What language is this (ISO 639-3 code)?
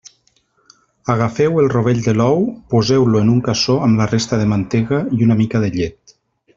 cat